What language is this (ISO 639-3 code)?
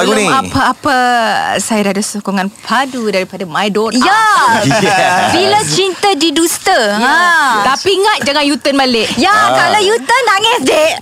msa